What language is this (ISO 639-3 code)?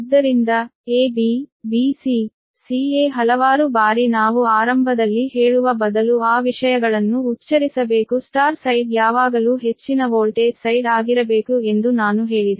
kan